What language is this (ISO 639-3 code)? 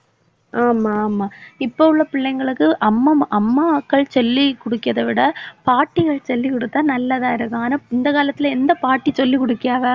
tam